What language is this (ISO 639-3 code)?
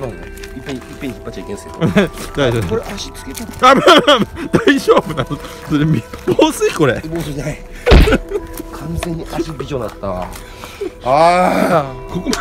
jpn